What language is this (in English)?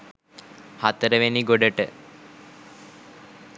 Sinhala